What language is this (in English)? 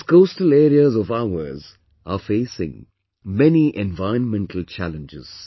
English